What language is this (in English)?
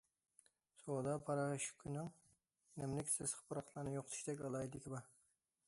Uyghur